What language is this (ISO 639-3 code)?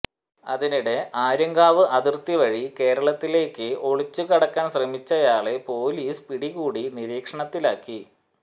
mal